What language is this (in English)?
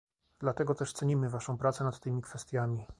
Polish